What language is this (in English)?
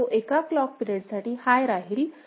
Marathi